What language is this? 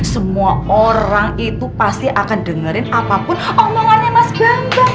Indonesian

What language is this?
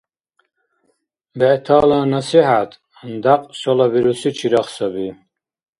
Dargwa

